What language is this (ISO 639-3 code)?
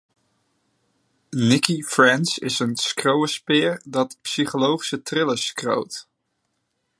fry